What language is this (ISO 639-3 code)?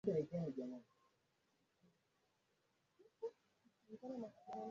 swa